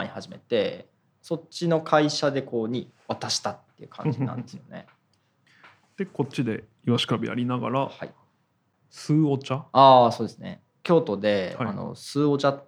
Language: Japanese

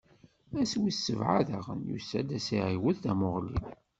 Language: Kabyle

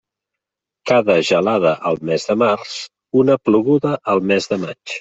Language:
Catalan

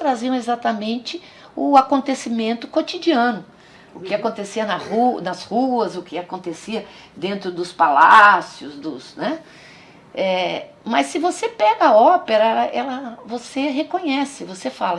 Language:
Portuguese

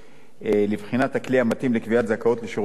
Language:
Hebrew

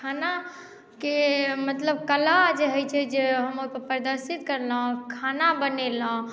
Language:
Maithili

